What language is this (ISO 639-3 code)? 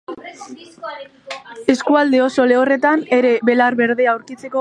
eus